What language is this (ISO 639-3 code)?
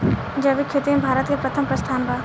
bho